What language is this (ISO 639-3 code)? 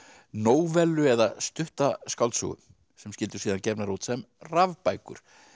isl